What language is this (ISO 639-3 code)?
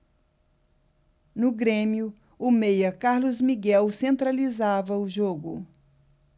por